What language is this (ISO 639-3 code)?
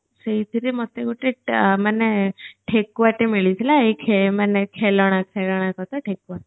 ori